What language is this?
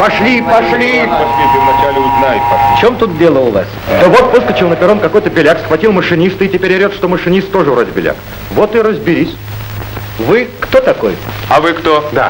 Russian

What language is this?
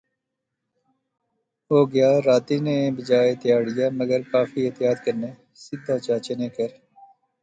Pahari-Potwari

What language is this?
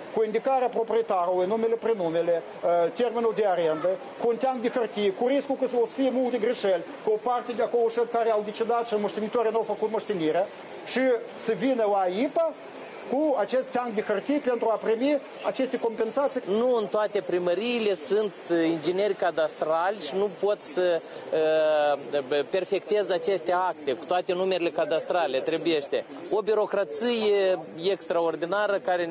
Romanian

